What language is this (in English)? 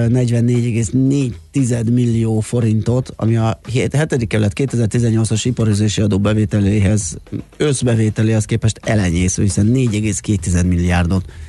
Hungarian